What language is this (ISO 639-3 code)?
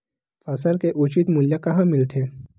hne